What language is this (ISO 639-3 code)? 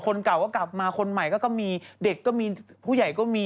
tha